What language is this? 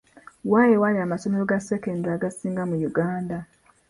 Ganda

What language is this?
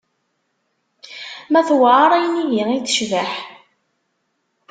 Kabyle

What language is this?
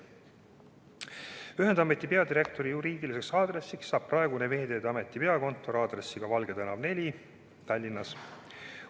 Estonian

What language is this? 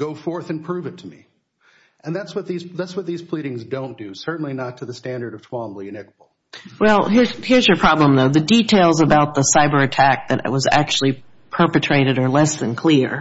English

